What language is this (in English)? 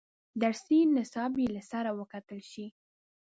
Pashto